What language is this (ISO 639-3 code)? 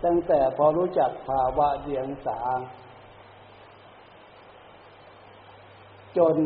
tha